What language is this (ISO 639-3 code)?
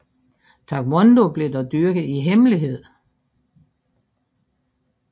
dan